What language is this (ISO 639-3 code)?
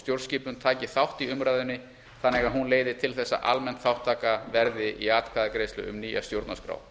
isl